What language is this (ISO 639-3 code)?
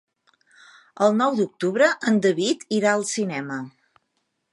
cat